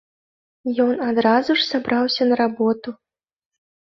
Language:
Belarusian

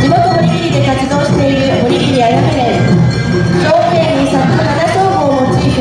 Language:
Japanese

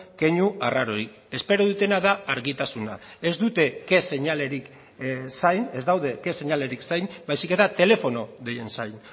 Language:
Basque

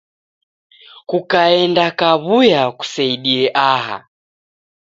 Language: Taita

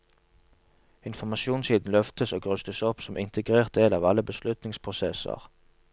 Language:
Norwegian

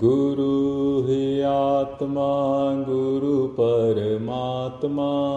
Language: Hindi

